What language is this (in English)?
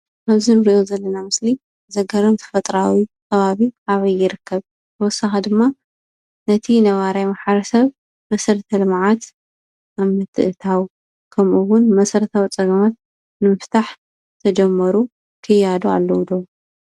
Tigrinya